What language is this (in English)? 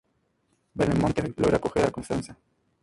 Spanish